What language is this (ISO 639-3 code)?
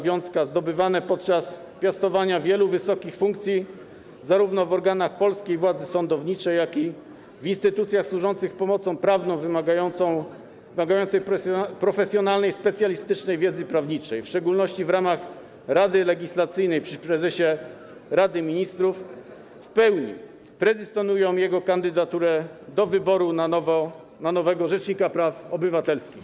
pol